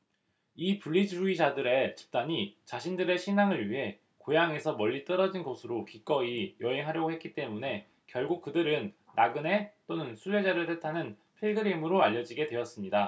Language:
Korean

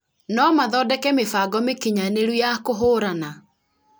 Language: Kikuyu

